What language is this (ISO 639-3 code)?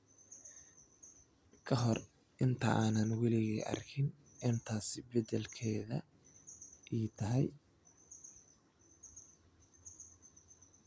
som